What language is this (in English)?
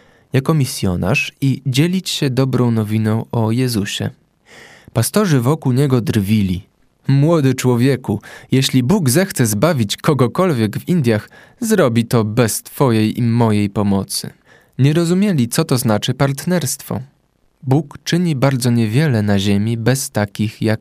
Polish